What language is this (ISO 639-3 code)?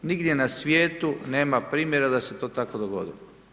hrv